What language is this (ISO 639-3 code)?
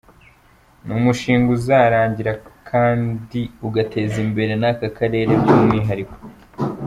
kin